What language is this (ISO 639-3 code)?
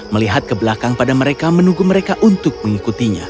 ind